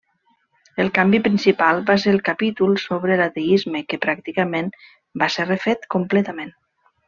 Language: Catalan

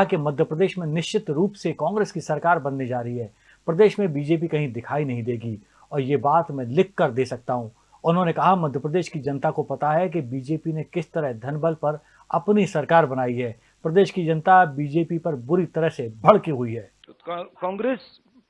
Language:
Hindi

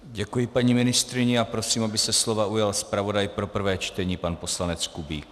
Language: Czech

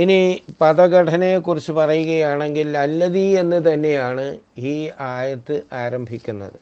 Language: Malayalam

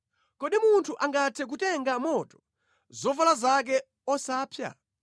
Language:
Nyanja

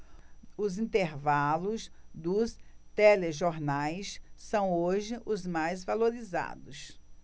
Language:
Portuguese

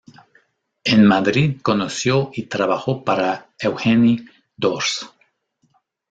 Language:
Spanish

